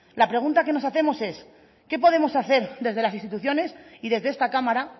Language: Spanish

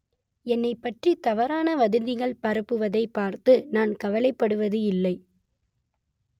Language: Tamil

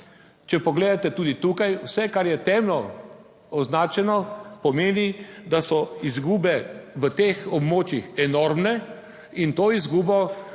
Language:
Slovenian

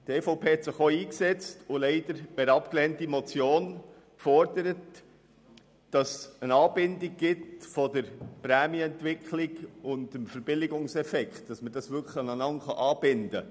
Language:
Swiss German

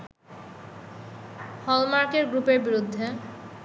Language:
Bangla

